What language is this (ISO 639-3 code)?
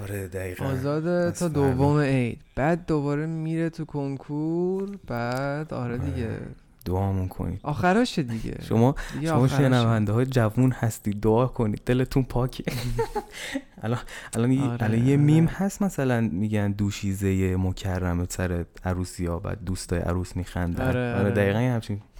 fas